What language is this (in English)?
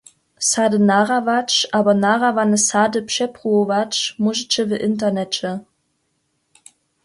Upper Sorbian